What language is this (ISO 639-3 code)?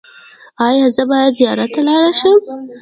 pus